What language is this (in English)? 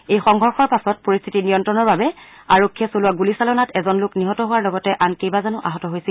Assamese